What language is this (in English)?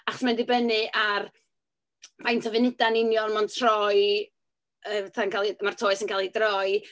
Welsh